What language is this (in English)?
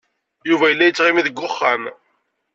Kabyle